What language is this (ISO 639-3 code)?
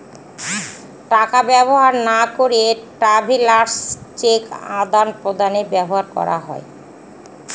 ben